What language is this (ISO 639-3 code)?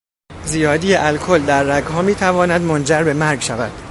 fas